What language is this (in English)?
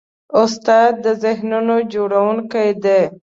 Pashto